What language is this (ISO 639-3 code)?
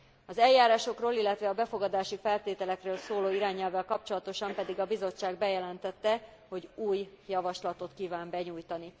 hun